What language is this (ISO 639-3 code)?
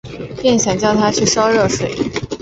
zho